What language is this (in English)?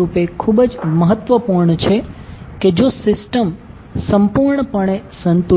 Gujarati